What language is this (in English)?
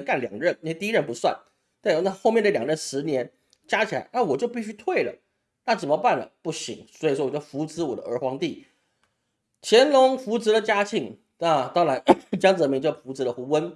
Chinese